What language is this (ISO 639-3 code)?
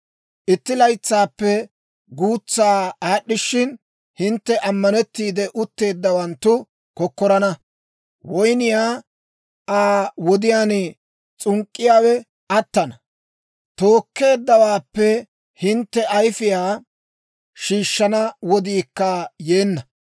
dwr